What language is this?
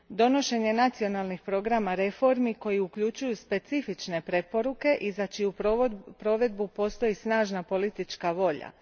Croatian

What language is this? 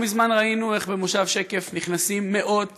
Hebrew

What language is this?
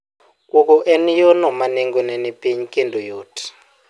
Luo (Kenya and Tanzania)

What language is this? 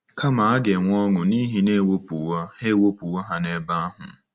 Igbo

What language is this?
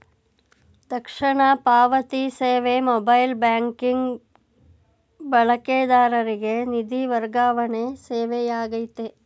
Kannada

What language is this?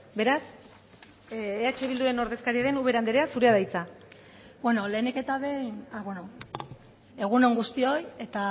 Basque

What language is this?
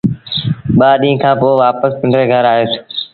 Sindhi Bhil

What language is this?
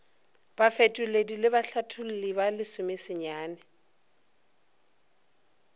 Northern Sotho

